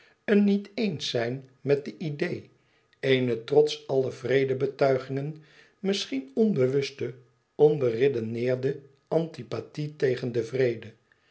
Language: Dutch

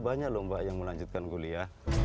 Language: Indonesian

